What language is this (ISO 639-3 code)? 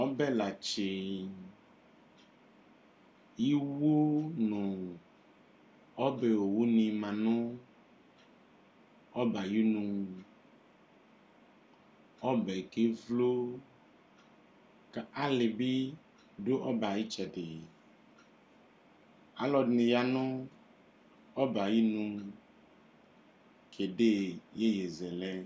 kpo